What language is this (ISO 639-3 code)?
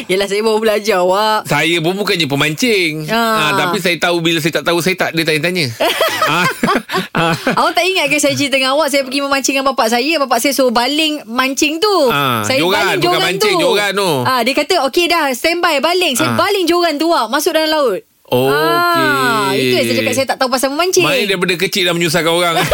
msa